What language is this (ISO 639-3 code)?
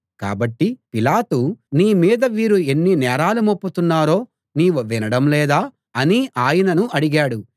tel